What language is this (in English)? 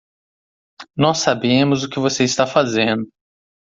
Portuguese